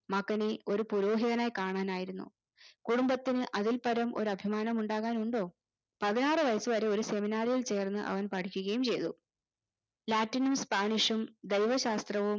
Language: Malayalam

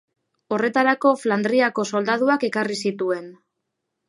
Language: Basque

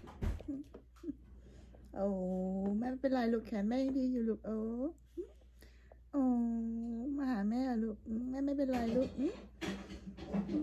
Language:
Thai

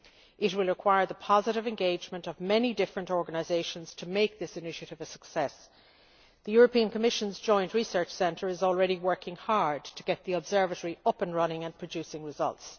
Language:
English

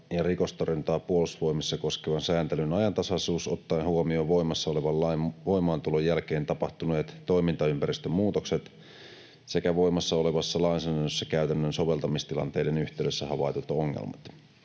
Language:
Finnish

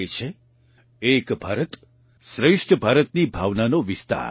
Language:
Gujarati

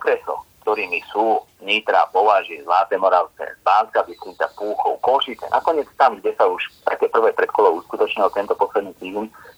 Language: Slovak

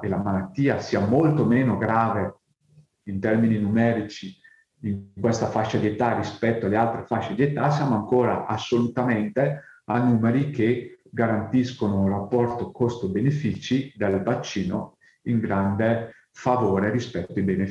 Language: Italian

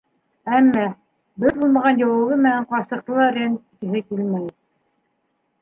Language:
Bashkir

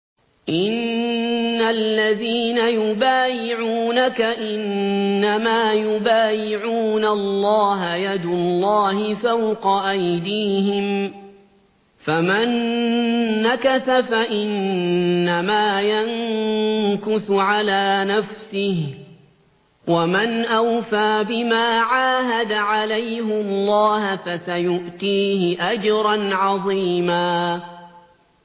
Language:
Arabic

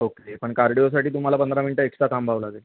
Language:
Marathi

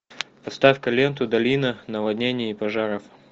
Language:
Russian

